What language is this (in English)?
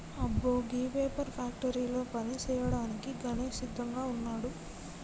Telugu